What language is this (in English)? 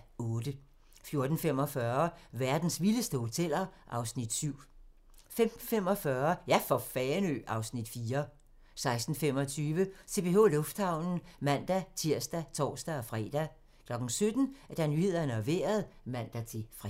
Danish